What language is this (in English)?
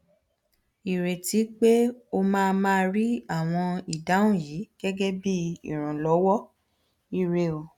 Yoruba